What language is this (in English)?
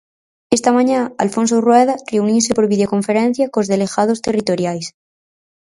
Galician